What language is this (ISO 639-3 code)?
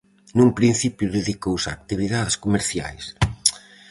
glg